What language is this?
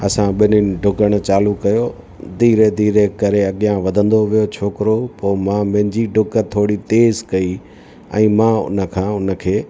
Sindhi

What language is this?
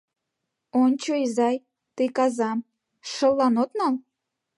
Mari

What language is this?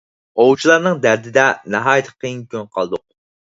Uyghur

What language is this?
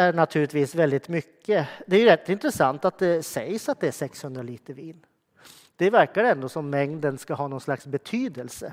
Swedish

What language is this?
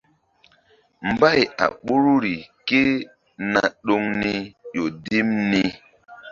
Mbum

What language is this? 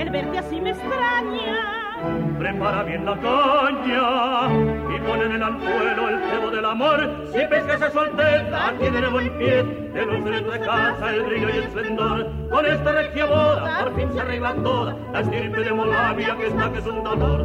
Spanish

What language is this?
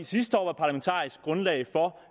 Danish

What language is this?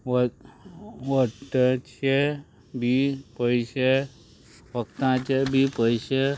Konkani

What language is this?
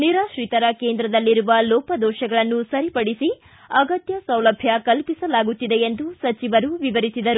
Kannada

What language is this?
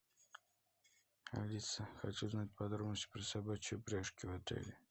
Russian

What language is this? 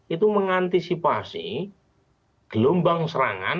Indonesian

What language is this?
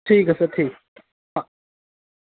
Dogri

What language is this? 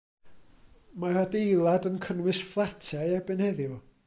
Welsh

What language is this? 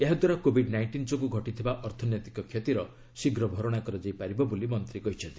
Odia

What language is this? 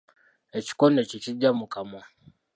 Ganda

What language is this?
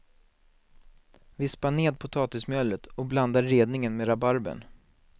Swedish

